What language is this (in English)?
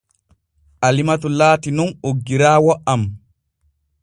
Borgu Fulfulde